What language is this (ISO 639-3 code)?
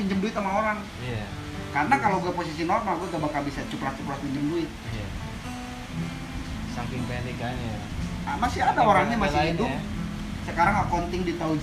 ind